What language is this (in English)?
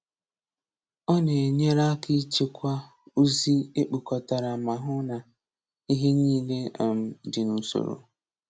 Igbo